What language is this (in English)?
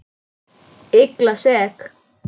Icelandic